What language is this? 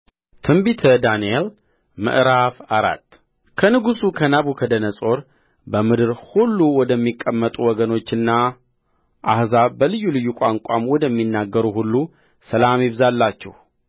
Amharic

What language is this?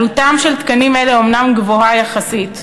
Hebrew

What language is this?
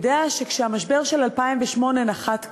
Hebrew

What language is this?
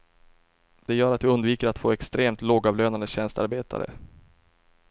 Swedish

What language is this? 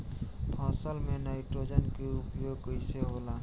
Bhojpuri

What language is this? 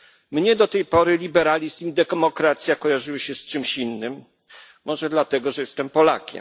Polish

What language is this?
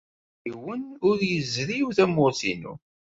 Kabyle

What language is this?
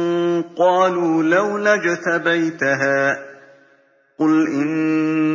Arabic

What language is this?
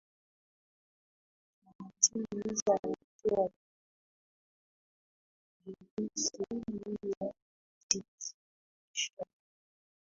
Swahili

